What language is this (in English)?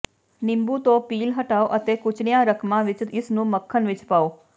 Punjabi